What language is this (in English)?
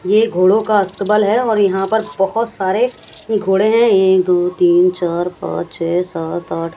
Hindi